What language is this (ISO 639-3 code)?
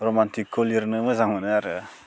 brx